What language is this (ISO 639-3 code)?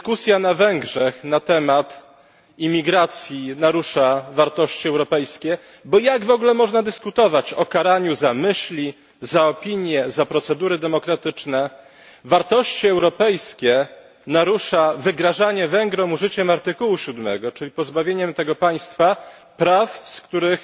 pol